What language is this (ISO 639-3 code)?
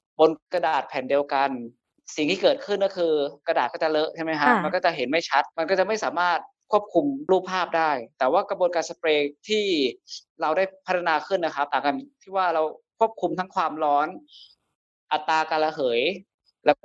tha